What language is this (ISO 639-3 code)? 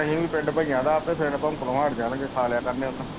pan